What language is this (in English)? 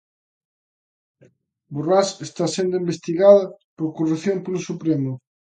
Galician